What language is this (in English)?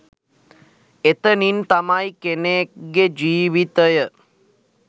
Sinhala